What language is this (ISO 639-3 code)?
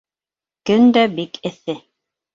bak